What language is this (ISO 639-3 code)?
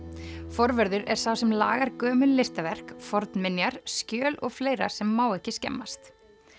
isl